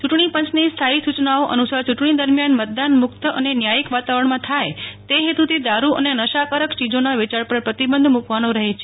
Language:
Gujarati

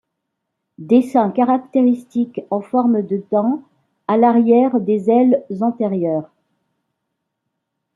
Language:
French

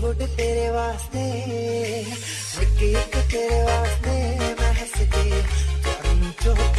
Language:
Indonesian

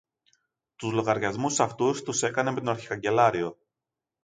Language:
Greek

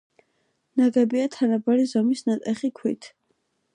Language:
Georgian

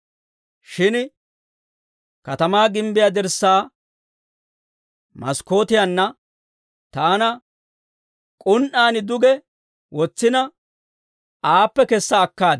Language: Dawro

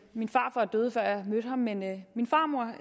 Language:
Danish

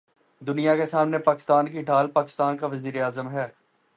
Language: Urdu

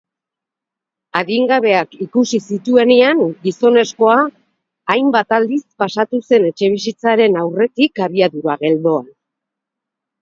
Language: Basque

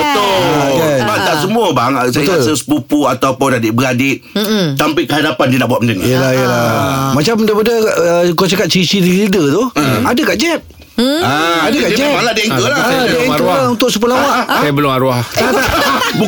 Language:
Malay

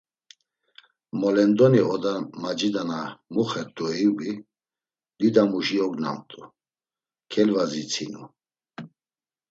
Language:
Laz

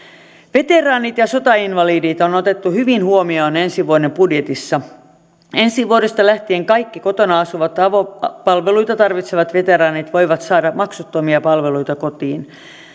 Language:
Finnish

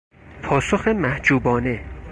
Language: Persian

